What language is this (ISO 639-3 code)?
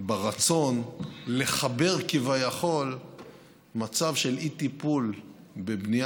heb